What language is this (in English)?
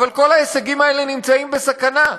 Hebrew